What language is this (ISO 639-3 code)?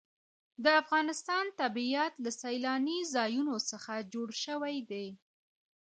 pus